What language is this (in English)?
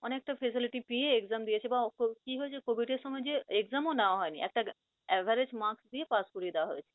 Bangla